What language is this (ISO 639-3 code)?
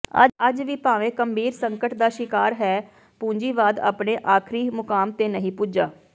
pan